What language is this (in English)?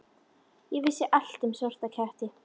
Icelandic